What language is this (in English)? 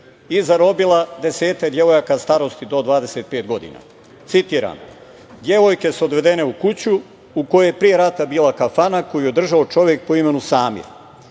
Serbian